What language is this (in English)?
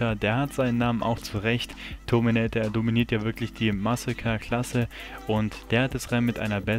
German